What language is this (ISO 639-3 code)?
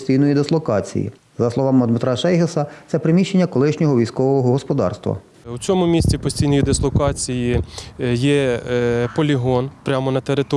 ukr